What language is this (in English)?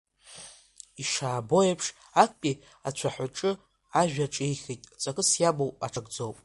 Abkhazian